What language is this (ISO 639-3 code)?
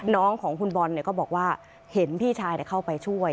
tha